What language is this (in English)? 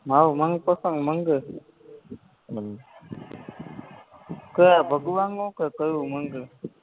Gujarati